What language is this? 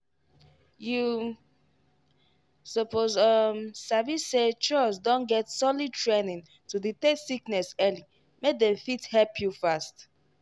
Nigerian Pidgin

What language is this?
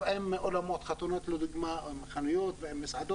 Hebrew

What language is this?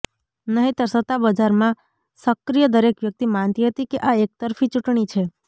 Gujarati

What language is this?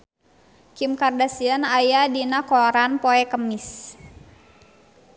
Sundanese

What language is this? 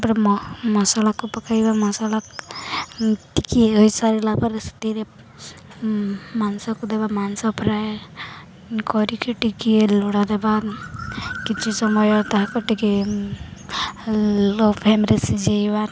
Odia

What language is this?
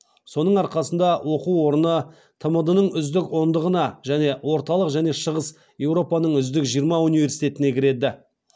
Kazakh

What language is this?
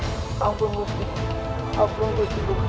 Indonesian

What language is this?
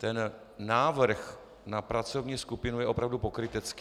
Czech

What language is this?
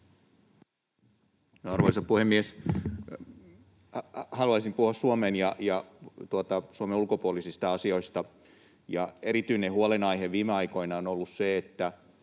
Finnish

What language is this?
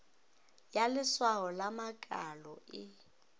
Northern Sotho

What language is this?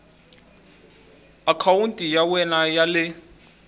Tsonga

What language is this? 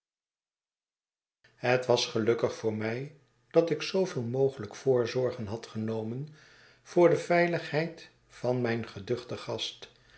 Dutch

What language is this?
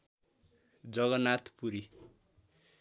Nepali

